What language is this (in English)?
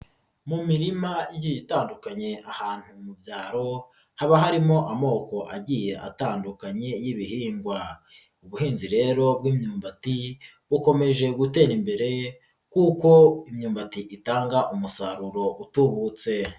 Kinyarwanda